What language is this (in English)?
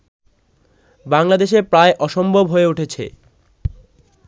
Bangla